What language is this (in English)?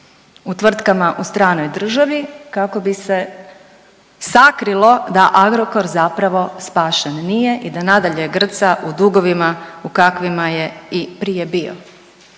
Croatian